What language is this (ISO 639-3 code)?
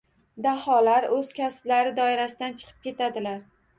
uzb